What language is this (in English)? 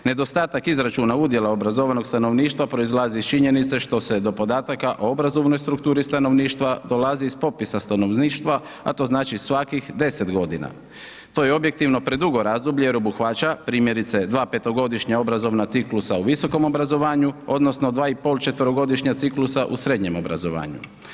Croatian